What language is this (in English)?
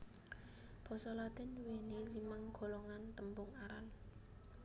Javanese